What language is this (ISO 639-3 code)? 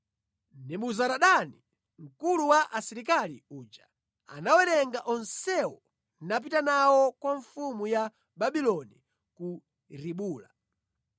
nya